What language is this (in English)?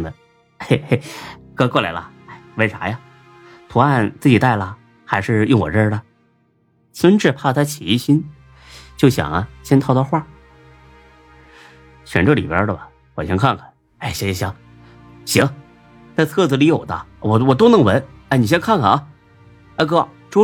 Chinese